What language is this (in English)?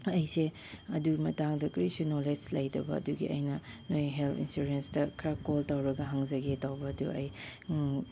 Manipuri